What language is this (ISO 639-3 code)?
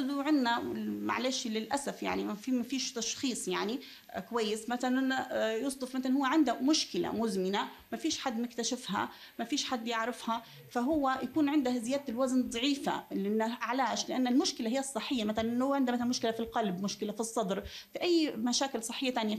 ara